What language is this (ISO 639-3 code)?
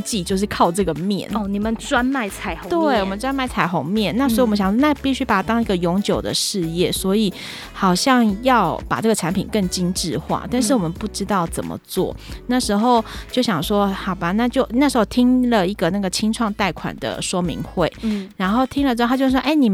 zho